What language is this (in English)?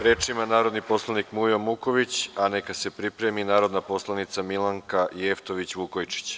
Serbian